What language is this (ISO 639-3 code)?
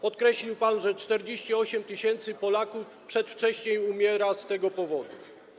pol